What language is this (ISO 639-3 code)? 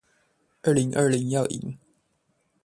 zho